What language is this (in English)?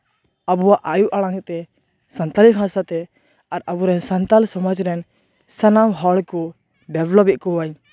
Santali